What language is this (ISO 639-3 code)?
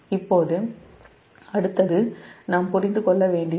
tam